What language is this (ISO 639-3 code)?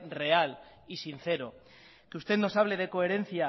spa